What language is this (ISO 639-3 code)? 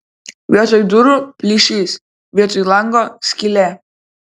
lit